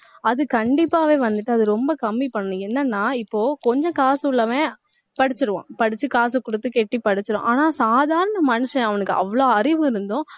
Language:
Tamil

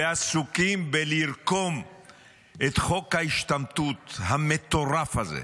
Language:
Hebrew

